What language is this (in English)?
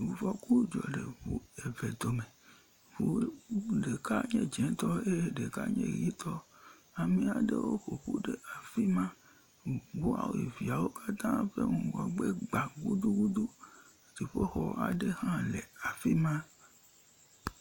Ewe